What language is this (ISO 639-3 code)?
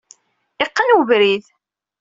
kab